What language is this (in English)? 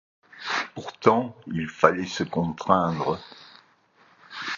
French